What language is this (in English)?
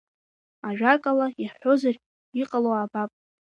Abkhazian